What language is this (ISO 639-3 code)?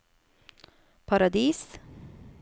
nor